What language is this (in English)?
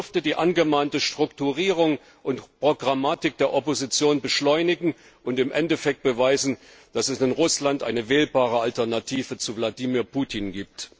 German